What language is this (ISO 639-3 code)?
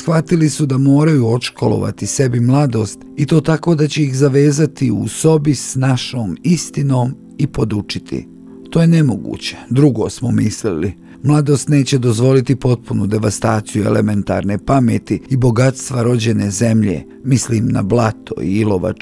hrv